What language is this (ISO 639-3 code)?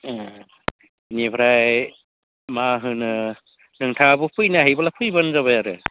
brx